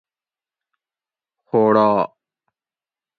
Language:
Gawri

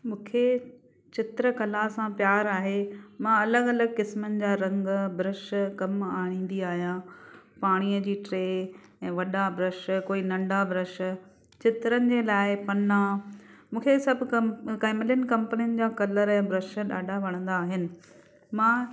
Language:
Sindhi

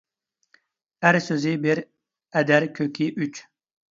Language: Uyghur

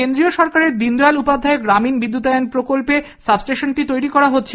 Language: Bangla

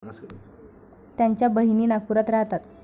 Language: Marathi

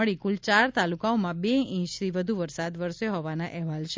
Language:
Gujarati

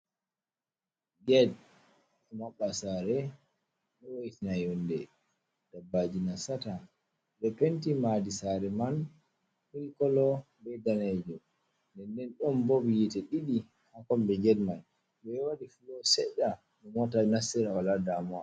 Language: Fula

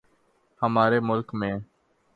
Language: Urdu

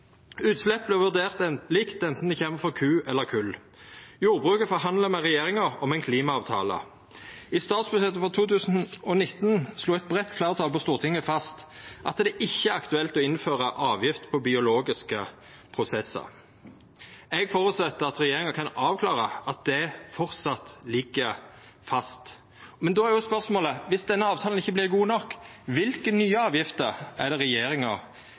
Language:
Norwegian Nynorsk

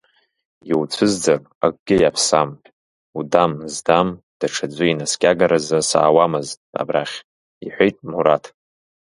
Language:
Abkhazian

